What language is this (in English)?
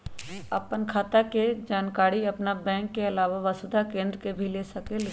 Magahi